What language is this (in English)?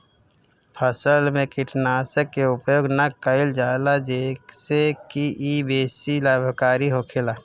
Bhojpuri